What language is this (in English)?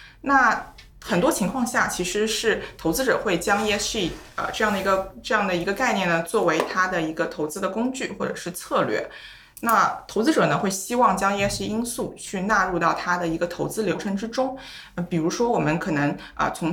Chinese